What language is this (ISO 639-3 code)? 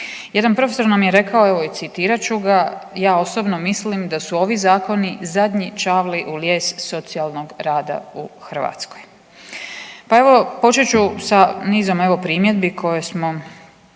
hrv